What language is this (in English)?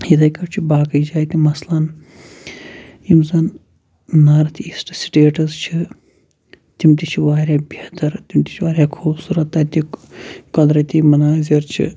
Kashmiri